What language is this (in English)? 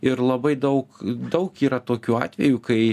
Lithuanian